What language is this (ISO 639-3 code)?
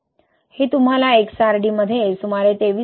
mar